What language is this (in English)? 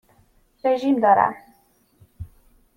Persian